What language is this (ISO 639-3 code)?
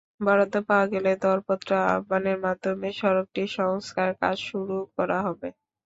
ben